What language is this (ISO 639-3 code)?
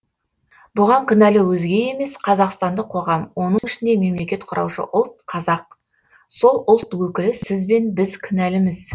kaz